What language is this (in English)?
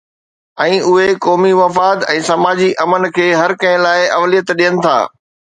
Sindhi